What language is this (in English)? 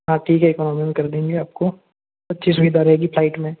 Hindi